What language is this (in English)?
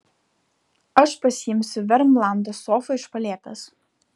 Lithuanian